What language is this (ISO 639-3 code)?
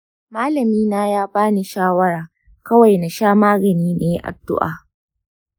hau